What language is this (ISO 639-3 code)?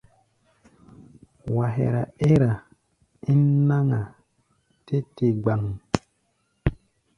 gba